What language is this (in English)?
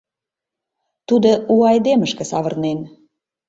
Mari